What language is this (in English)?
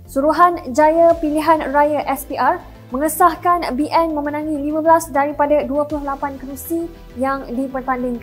Malay